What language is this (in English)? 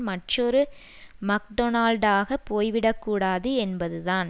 Tamil